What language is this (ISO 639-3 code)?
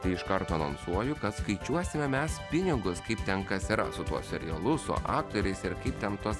lit